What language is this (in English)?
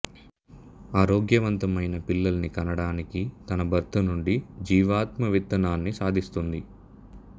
Telugu